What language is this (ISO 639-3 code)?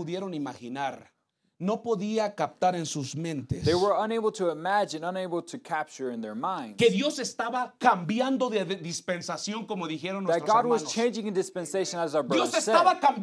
eng